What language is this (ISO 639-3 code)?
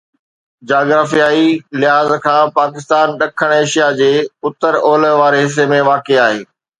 snd